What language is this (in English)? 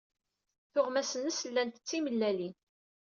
Kabyle